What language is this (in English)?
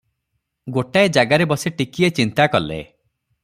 Odia